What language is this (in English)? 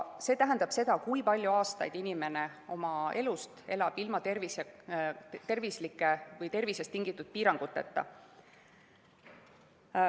Estonian